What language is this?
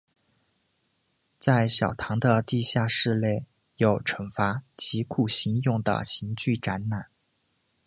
Chinese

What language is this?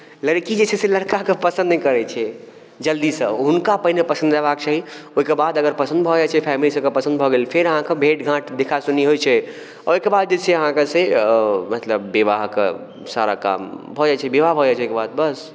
Maithili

